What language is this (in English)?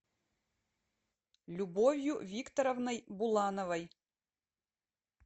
Russian